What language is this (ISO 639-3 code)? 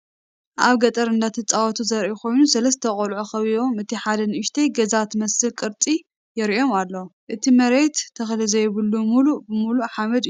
tir